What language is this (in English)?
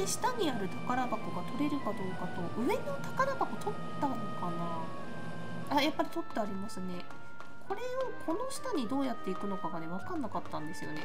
Japanese